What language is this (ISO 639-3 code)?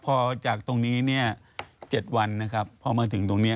tha